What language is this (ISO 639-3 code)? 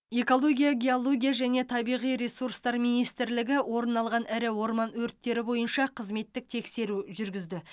kaz